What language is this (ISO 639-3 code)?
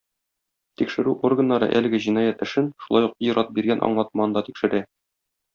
tat